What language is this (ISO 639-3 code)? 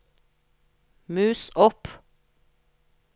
nor